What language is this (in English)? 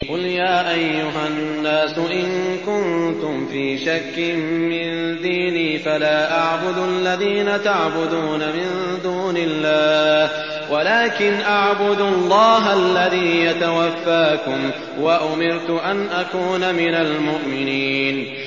Arabic